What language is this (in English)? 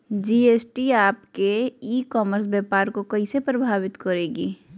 Magahi